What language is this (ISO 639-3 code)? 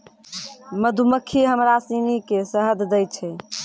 mai